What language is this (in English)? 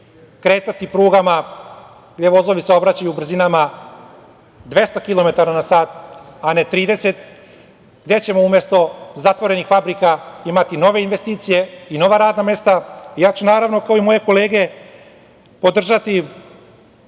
Serbian